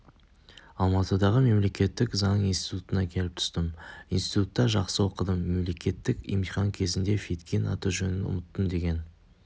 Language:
Kazakh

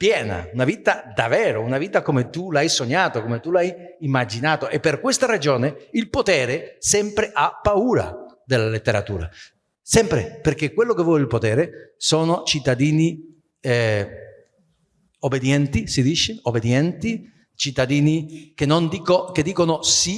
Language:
Italian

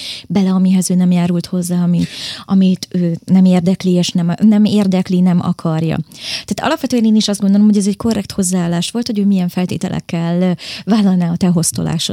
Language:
Hungarian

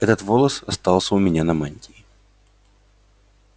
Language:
Russian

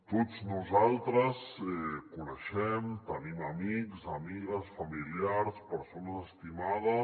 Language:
Catalan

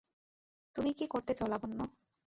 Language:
Bangla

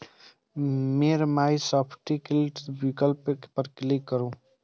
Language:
Maithili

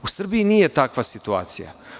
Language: Serbian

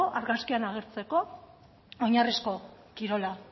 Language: Basque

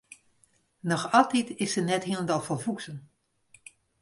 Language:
Western Frisian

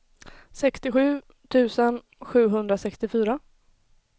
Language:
Swedish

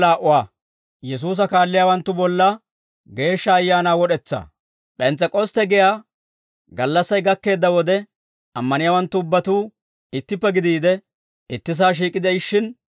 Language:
Dawro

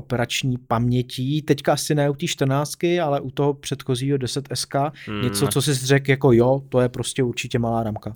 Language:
Czech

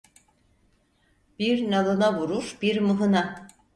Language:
Turkish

